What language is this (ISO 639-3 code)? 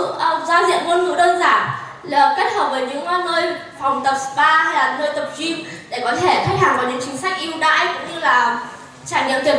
vie